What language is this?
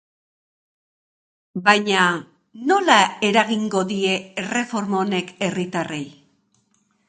Basque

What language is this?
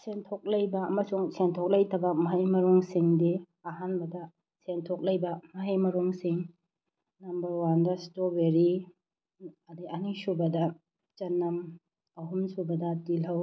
Manipuri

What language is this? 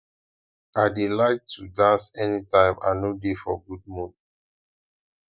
Nigerian Pidgin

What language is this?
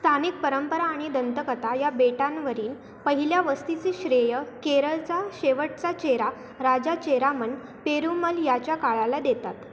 Marathi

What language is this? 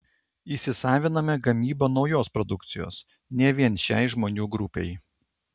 Lithuanian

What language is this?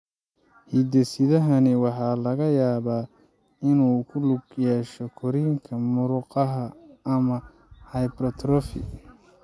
Somali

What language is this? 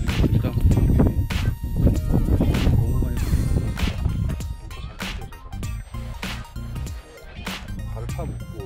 Korean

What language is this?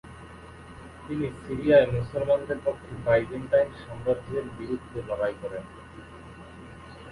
Bangla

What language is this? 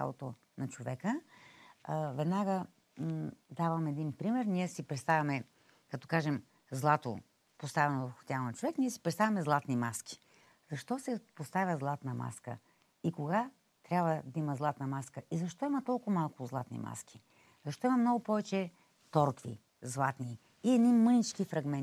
Bulgarian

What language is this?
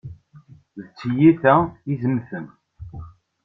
Kabyle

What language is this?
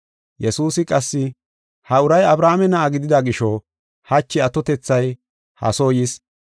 Gofa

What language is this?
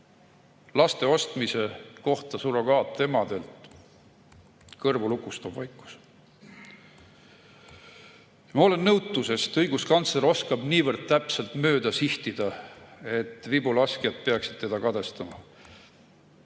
Estonian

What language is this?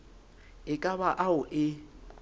Southern Sotho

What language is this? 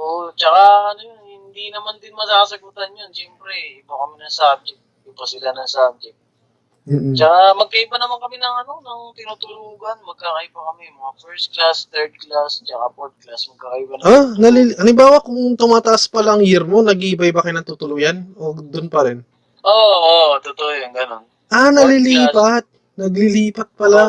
Filipino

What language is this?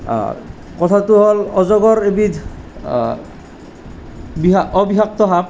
Assamese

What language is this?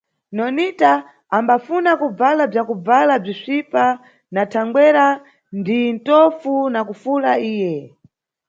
Nyungwe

